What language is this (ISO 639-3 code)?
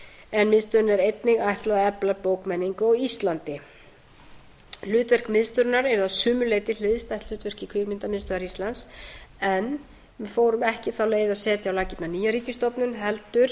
isl